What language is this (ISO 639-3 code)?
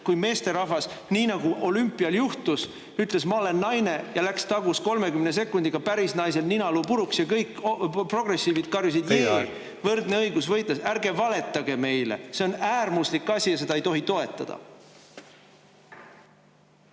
est